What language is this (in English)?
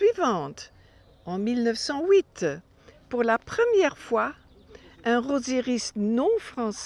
French